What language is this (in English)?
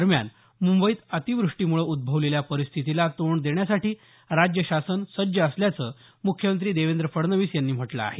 Marathi